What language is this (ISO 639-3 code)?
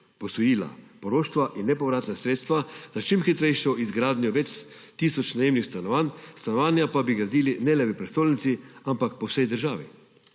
slv